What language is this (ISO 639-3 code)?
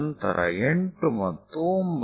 kan